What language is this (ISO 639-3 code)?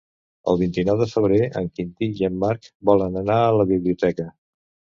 cat